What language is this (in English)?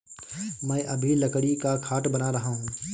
Hindi